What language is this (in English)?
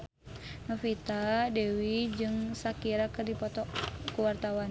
Sundanese